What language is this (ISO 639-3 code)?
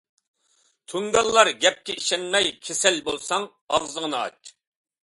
uig